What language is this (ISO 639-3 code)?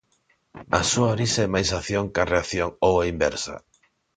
glg